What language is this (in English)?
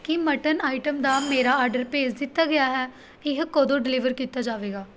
Punjabi